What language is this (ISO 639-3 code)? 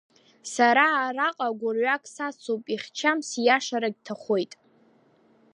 abk